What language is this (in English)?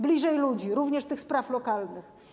Polish